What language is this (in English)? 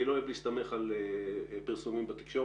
Hebrew